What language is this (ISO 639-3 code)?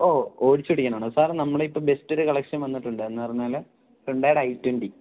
mal